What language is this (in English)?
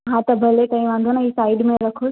Sindhi